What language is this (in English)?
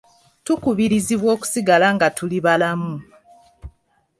Ganda